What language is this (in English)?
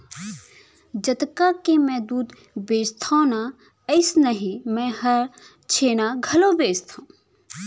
Chhattisgarhi